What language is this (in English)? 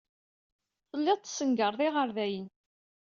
Kabyle